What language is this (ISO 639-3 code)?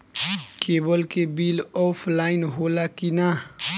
bho